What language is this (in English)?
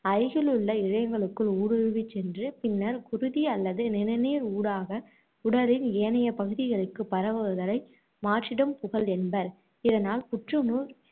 Tamil